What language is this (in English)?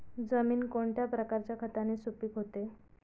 Marathi